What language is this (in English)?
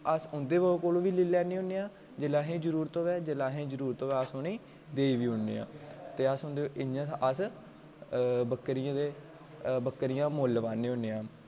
Dogri